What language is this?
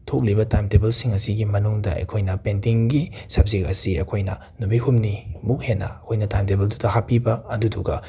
Manipuri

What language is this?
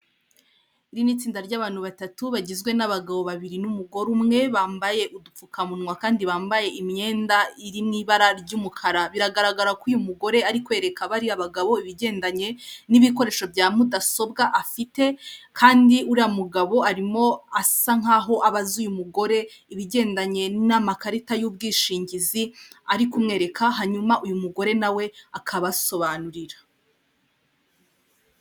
Kinyarwanda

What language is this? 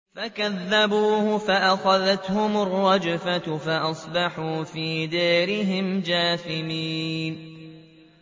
Arabic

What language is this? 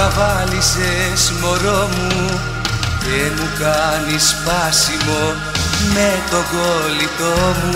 Greek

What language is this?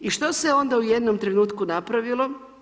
Croatian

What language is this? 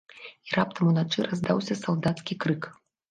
Belarusian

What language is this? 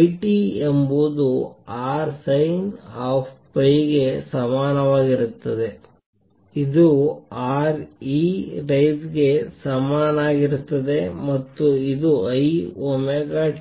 Kannada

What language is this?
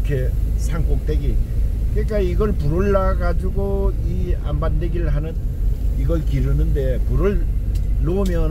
Korean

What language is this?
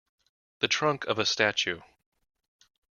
English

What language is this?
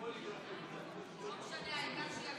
Hebrew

